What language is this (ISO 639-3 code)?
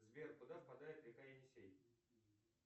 rus